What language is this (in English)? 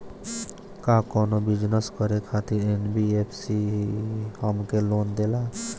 Bhojpuri